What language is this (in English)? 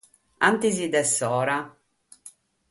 Sardinian